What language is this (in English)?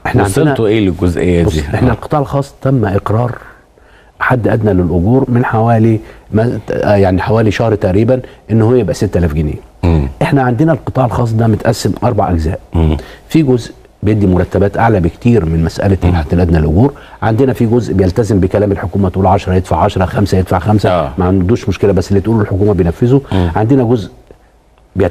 Arabic